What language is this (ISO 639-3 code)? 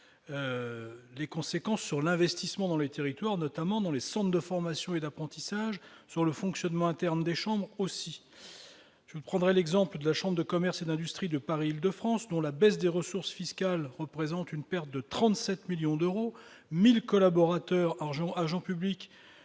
fra